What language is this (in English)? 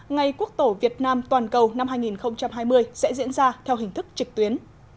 Vietnamese